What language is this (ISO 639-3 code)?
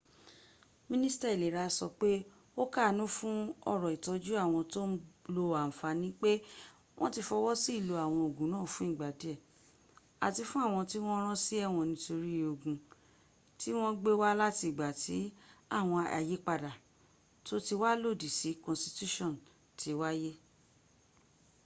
yor